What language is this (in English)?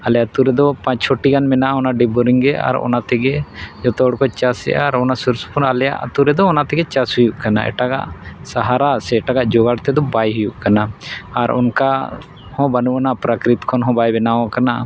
Santali